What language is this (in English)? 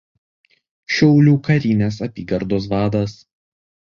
Lithuanian